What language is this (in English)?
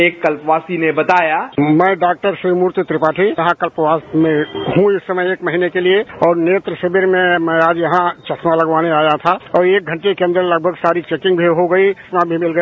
Hindi